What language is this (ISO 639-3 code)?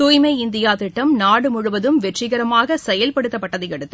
tam